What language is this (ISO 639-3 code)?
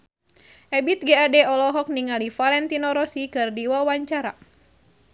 sun